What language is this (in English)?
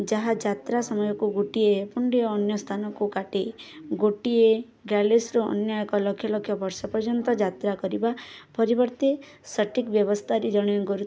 Odia